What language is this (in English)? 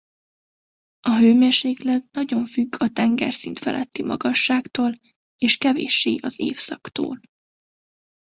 Hungarian